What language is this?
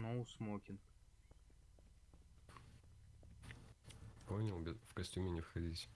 Russian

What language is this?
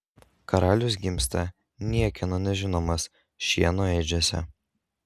Lithuanian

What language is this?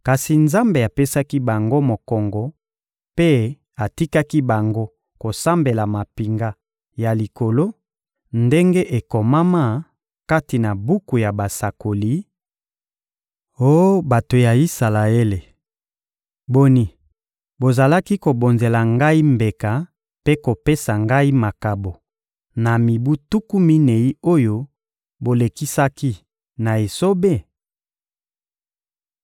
Lingala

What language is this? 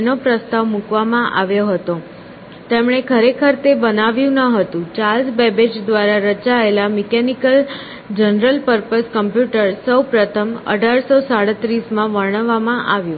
Gujarati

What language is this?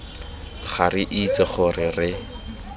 Tswana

